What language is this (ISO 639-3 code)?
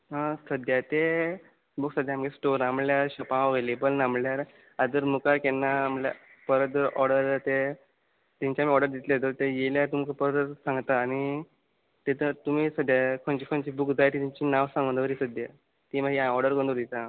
kok